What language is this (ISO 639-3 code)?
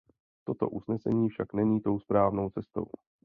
ces